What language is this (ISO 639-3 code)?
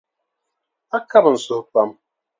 dag